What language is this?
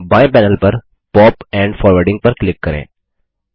Hindi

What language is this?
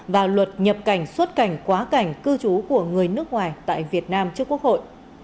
Vietnamese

